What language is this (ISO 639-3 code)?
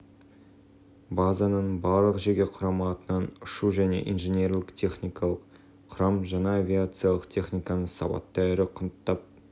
kaz